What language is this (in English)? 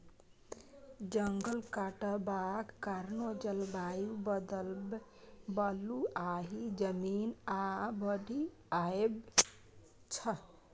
Maithili